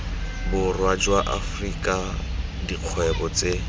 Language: Tswana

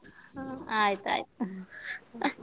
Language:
Kannada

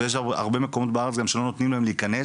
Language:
Hebrew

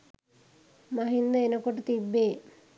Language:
Sinhala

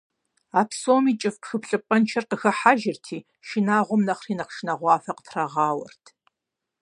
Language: Kabardian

